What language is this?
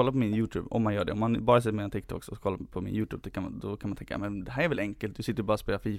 Swedish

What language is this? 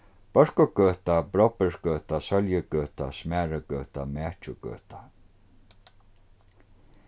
Faroese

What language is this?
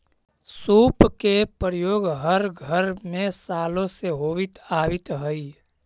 Magahi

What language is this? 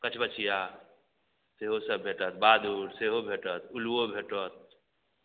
Maithili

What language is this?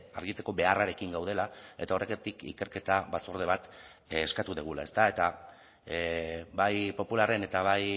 Basque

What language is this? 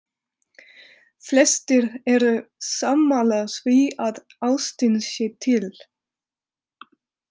Icelandic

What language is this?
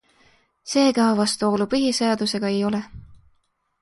Estonian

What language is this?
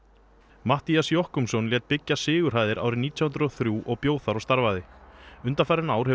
Icelandic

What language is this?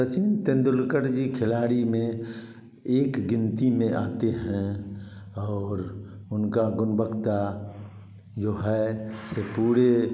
Hindi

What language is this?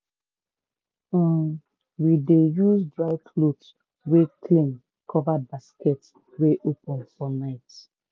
Nigerian Pidgin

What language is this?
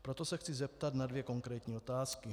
Czech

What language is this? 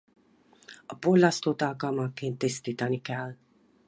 Hungarian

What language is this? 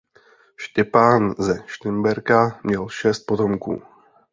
Czech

